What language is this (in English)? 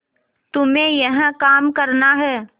Hindi